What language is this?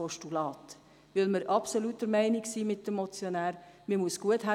Swiss German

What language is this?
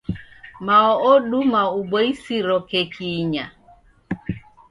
Taita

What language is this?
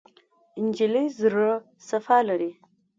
Pashto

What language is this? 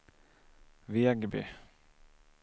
Swedish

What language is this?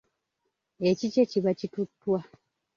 Ganda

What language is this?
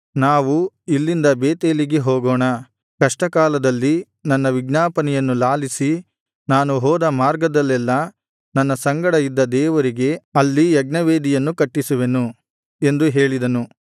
Kannada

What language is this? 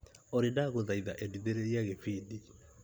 Kikuyu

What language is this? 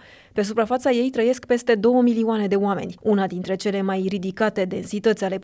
Romanian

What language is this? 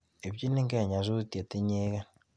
Kalenjin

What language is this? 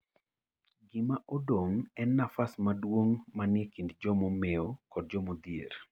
Luo (Kenya and Tanzania)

